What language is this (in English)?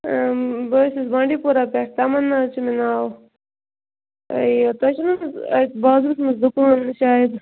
Kashmiri